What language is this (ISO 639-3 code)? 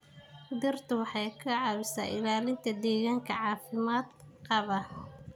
som